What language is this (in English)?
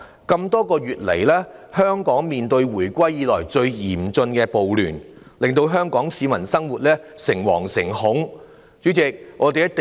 Cantonese